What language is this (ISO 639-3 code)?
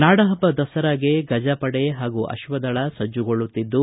kan